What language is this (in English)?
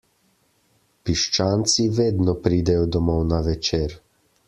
Slovenian